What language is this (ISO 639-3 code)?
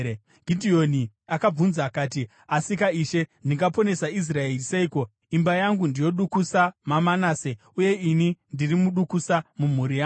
sna